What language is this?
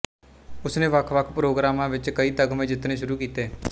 Punjabi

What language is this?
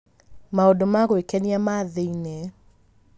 Kikuyu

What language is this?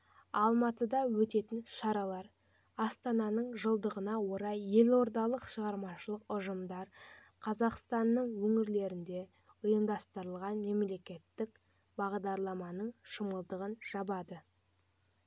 Kazakh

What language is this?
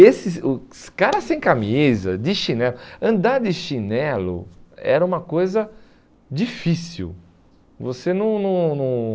Portuguese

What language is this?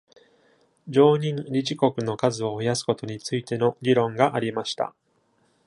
Japanese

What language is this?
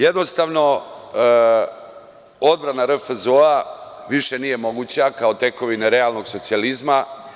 Serbian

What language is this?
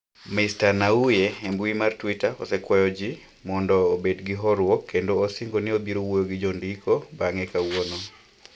Luo (Kenya and Tanzania)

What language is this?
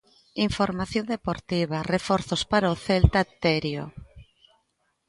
Galician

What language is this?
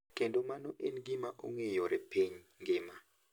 Luo (Kenya and Tanzania)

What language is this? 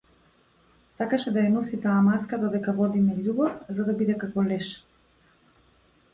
Macedonian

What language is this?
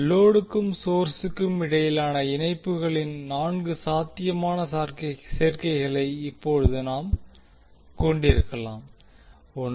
Tamil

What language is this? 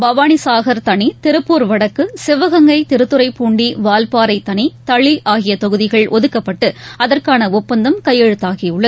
Tamil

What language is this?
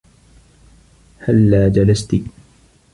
Arabic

